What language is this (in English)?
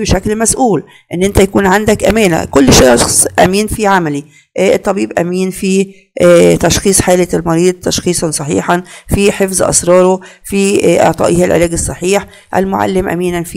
Arabic